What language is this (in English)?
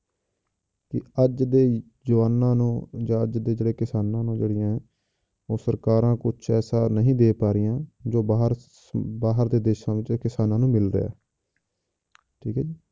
Punjabi